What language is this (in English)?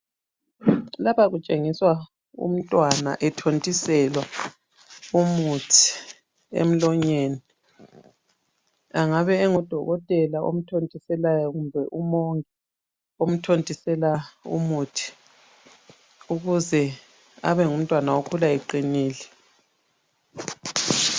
North Ndebele